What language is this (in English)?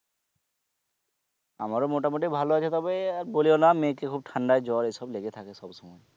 Bangla